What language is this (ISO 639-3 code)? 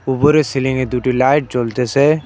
ben